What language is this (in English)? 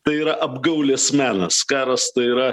Lithuanian